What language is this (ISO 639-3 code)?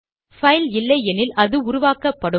tam